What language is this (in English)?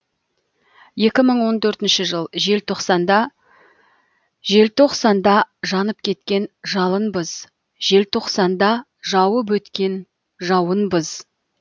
Kazakh